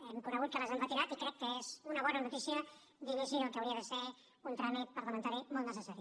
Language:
Catalan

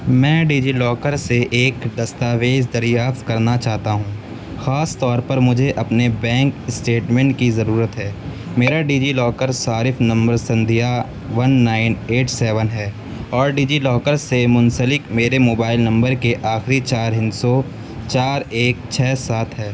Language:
Urdu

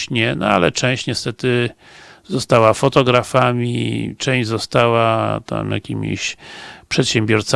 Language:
Polish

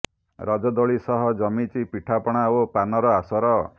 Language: Odia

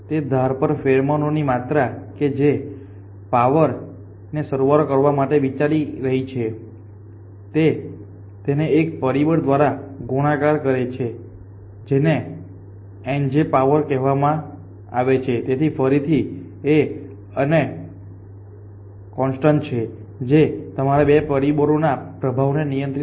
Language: Gujarati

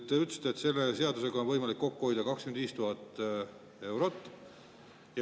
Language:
Estonian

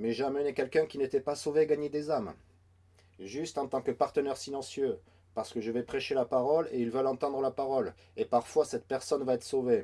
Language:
French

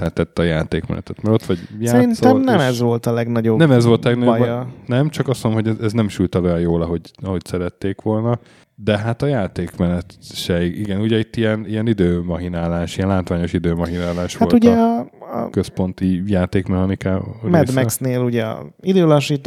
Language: Hungarian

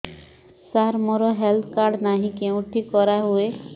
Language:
Odia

